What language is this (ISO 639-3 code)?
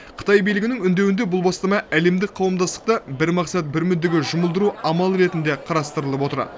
kaz